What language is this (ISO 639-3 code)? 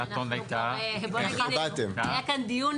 heb